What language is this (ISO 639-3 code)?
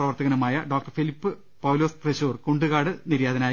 mal